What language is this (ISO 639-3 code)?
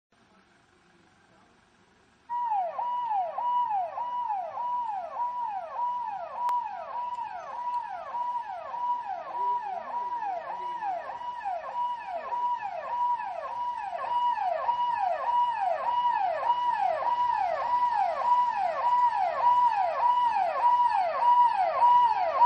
ces